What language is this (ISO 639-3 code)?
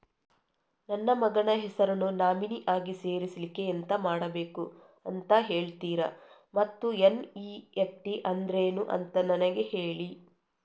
kan